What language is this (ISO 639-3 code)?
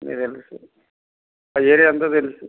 tel